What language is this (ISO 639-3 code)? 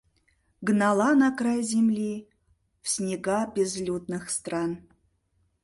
chm